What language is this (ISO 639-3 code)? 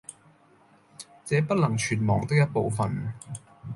yue